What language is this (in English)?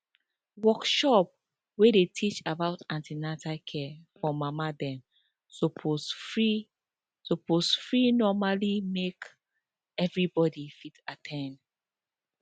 Nigerian Pidgin